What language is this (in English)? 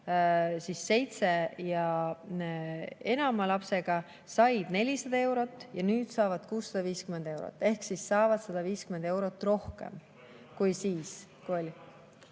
Estonian